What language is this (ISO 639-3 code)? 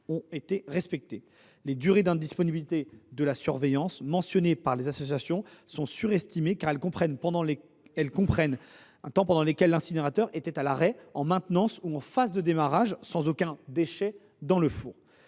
fra